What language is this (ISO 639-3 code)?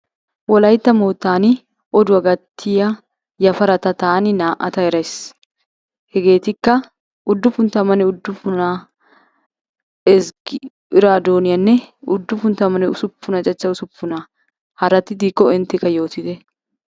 wal